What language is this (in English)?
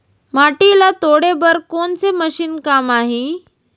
Chhattisgarhi